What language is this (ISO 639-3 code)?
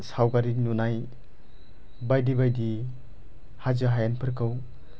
brx